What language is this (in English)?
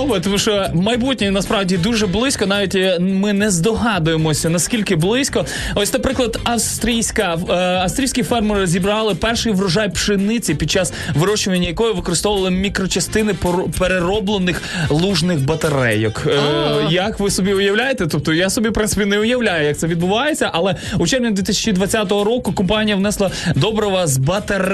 Ukrainian